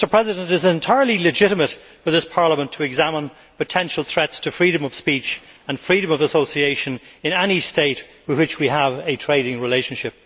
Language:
English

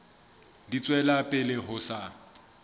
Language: Southern Sotho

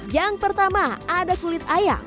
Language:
Indonesian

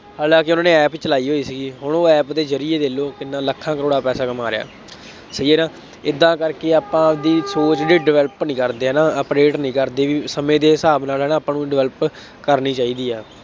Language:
Punjabi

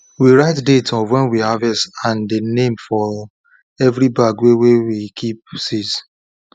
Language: Nigerian Pidgin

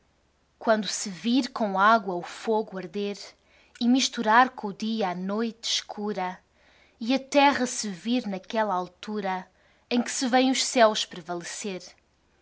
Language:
Portuguese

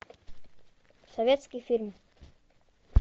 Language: Russian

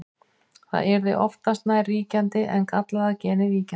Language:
Icelandic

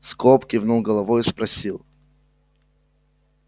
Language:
Russian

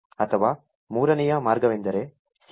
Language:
Kannada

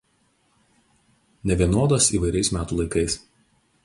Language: Lithuanian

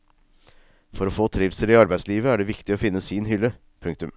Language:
Norwegian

